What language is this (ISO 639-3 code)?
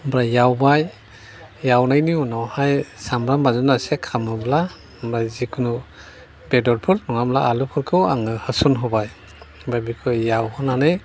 brx